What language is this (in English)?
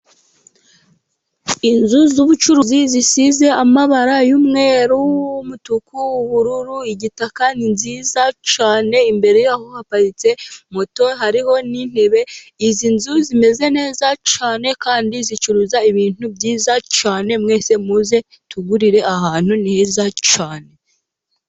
Kinyarwanda